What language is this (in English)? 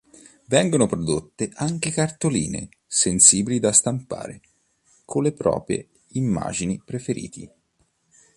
Italian